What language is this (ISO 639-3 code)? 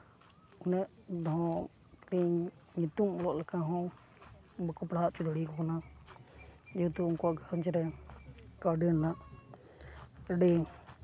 sat